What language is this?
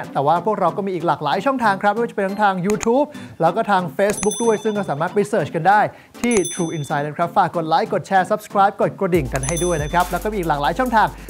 Thai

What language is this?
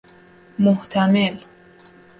Persian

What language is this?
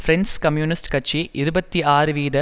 Tamil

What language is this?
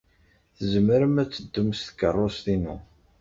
Kabyle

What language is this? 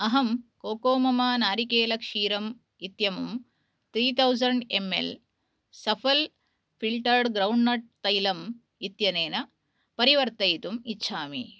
Sanskrit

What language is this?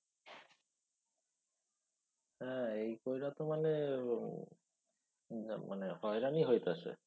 Bangla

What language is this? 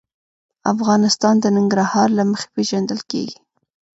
Pashto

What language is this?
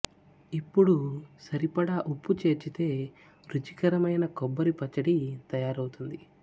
Telugu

